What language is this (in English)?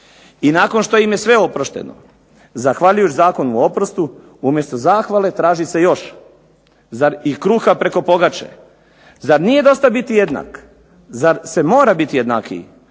Croatian